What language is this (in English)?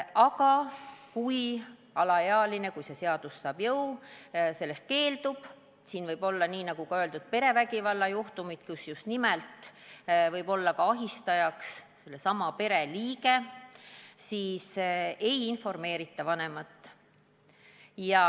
Estonian